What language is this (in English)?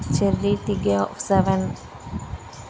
Telugu